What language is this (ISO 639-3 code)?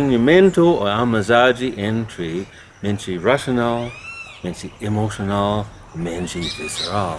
por